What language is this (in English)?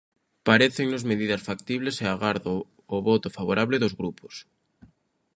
Galician